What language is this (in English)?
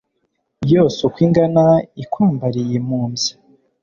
Kinyarwanda